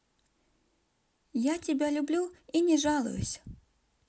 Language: Russian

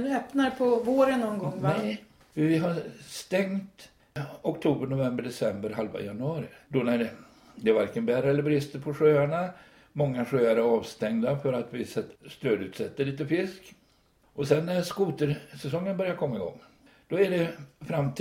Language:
Swedish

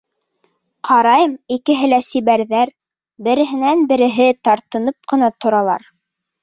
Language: Bashkir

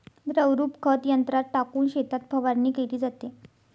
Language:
Marathi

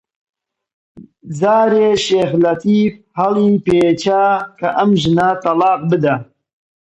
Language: Central Kurdish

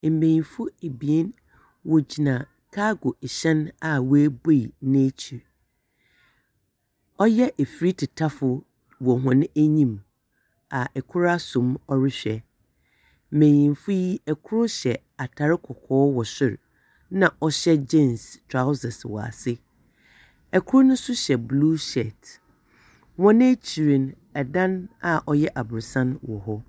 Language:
Akan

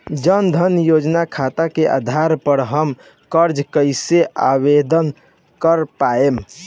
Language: Bhojpuri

